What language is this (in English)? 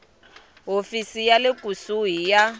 Tsonga